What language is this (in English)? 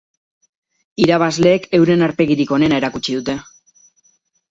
Basque